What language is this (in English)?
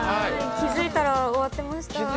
Japanese